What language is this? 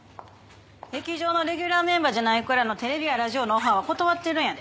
Japanese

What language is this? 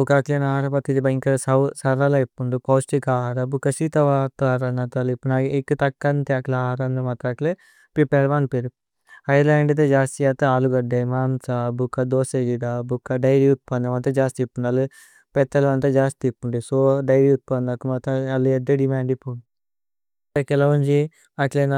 Tulu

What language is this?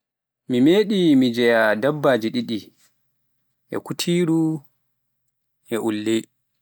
Pular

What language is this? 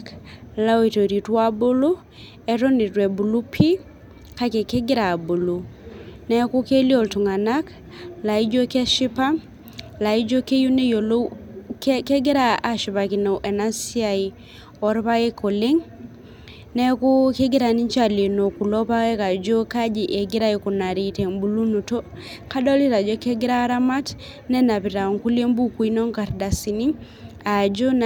Masai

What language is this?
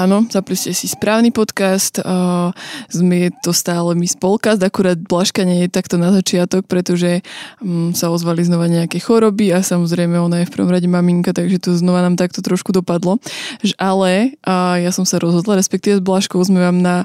Slovak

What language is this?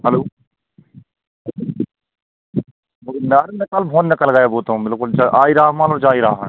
Hindi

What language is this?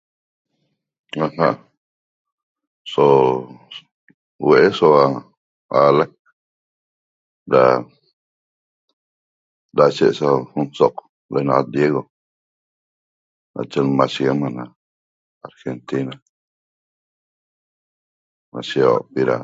Toba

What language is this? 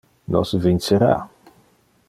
Interlingua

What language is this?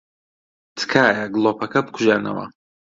Central Kurdish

